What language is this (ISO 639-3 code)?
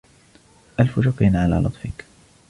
ara